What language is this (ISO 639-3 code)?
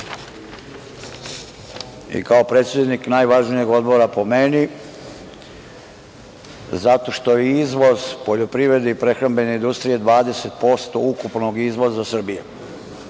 srp